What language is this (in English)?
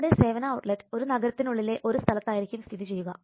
Malayalam